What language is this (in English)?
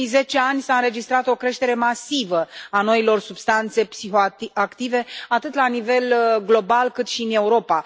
Romanian